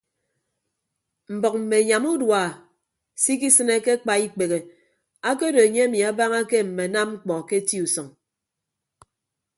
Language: Ibibio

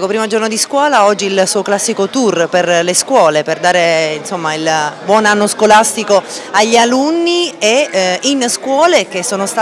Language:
Italian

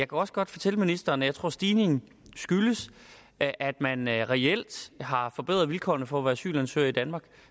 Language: Danish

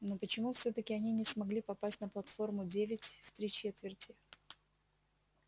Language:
Russian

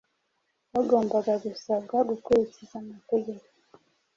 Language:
Kinyarwanda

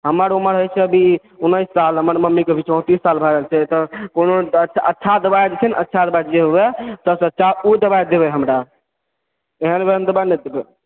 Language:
Maithili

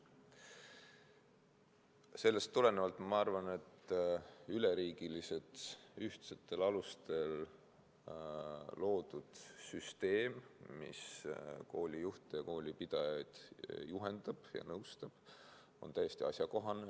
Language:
Estonian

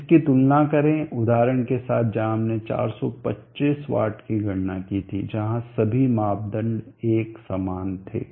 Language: Hindi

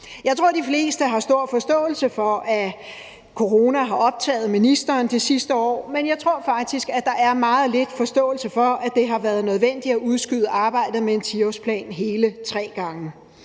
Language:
Danish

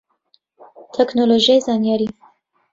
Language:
Central Kurdish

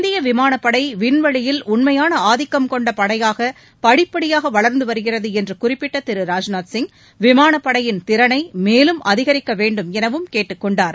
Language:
Tamil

